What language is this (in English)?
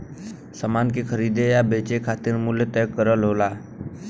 Bhojpuri